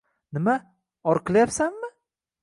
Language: Uzbek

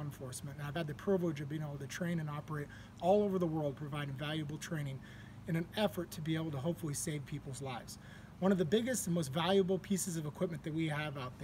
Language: English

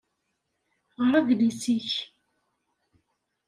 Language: Kabyle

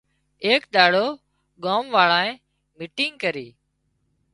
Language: Wadiyara Koli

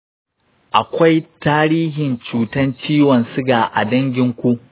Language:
Hausa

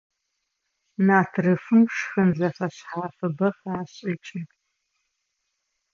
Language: Adyghe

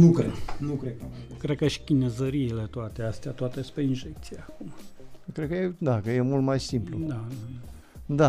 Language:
Romanian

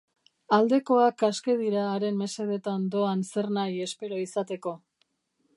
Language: Basque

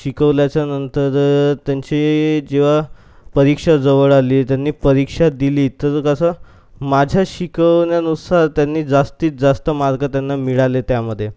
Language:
Marathi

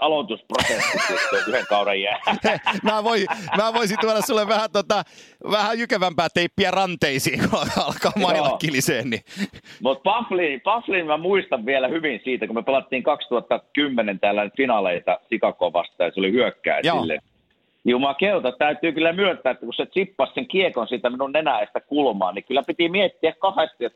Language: Finnish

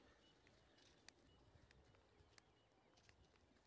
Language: Maithili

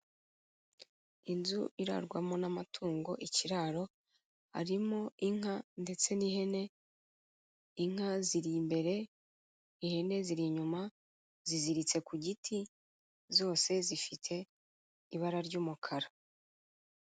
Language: Kinyarwanda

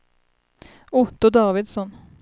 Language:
Swedish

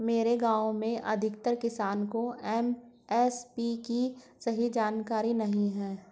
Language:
Hindi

